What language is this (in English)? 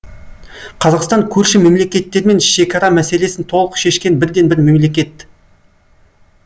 Kazakh